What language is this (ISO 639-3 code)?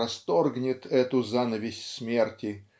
rus